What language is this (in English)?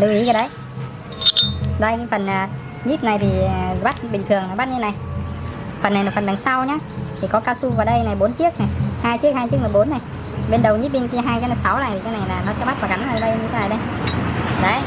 Vietnamese